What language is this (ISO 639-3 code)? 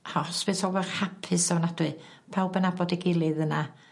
cym